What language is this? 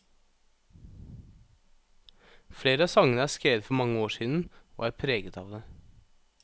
Norwegian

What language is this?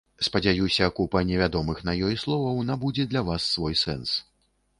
Belarusian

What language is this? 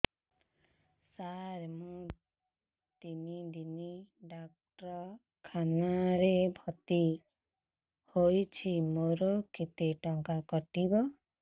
Odia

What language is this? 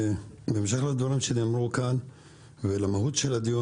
Hebrew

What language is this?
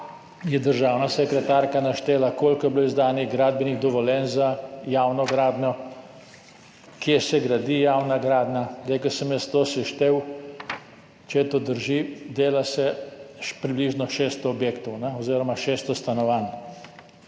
Slovenian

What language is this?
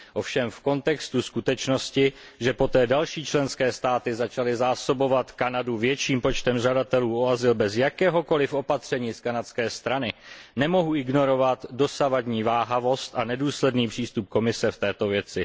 Czech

